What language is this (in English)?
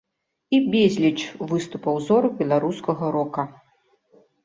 Belarusian